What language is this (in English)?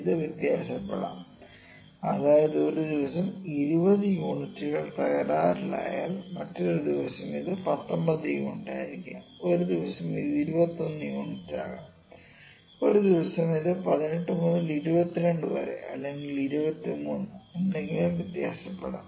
Malayalam